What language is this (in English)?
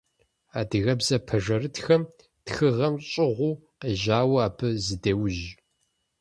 Kabardian